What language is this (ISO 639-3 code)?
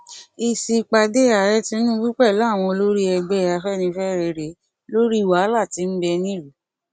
yor